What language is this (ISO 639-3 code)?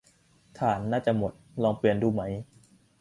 tha